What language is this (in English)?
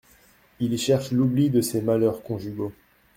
French